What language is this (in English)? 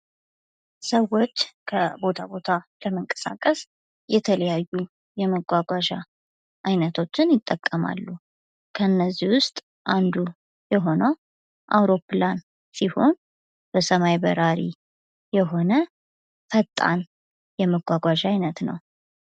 Amharic